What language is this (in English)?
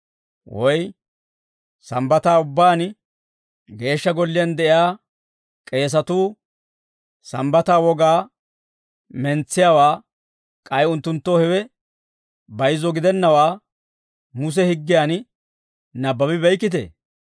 Dawro